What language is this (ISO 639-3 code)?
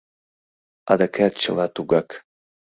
chm